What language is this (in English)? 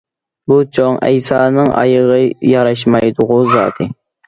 Uyghur